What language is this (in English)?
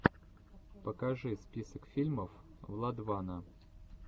Russian